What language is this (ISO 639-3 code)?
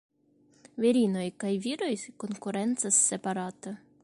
epo